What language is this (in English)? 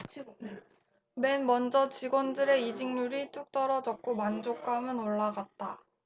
Korean